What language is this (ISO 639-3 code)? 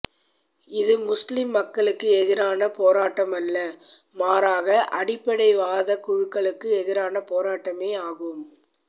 tam